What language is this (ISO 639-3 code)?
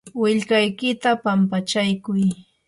qur